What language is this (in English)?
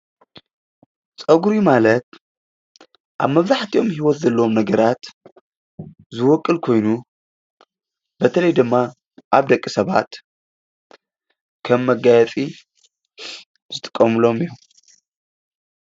Tigrinya